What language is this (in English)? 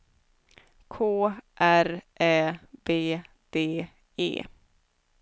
Swedish